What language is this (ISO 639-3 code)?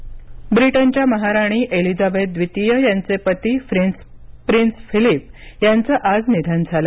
mar